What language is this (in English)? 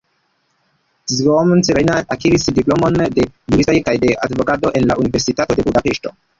Esperanto